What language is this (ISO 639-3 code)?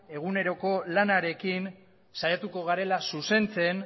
eus